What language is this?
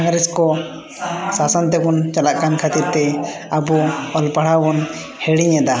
Santali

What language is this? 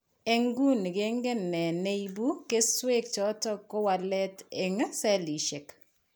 Kalenjin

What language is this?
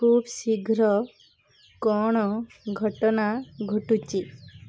Odia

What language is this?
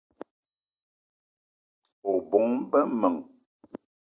Eton (Cameroon)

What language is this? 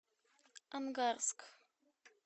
Russian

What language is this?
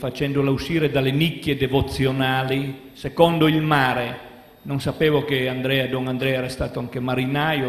Italian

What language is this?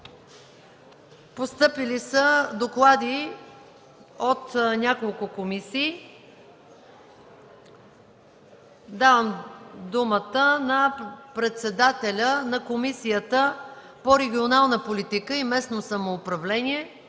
Bulgarian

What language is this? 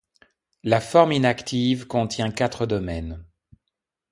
French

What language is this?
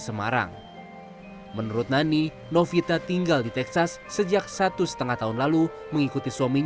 Indonesian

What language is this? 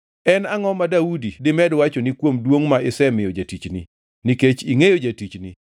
Luo (Kenya and Tanzania)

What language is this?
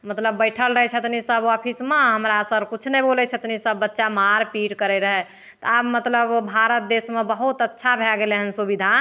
Maithili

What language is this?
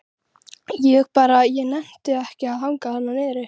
Icelandic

